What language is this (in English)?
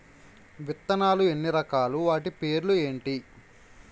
Telugu